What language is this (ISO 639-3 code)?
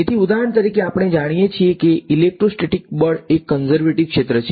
guj